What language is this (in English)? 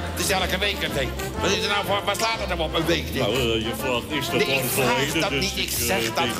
Dutch